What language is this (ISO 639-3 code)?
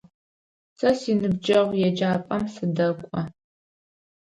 ady